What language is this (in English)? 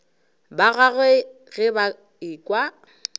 Northern Sotho